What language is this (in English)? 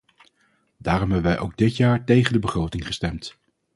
Dutch